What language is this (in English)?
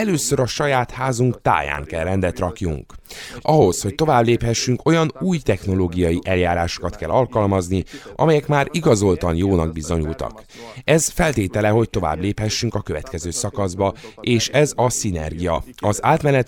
Hungarian